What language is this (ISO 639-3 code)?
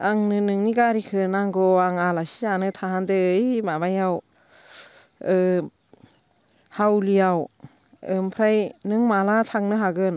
brx